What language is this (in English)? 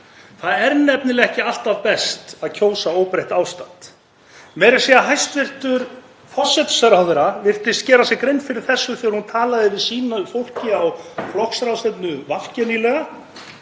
Icelandic